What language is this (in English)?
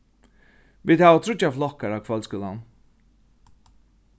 Faroese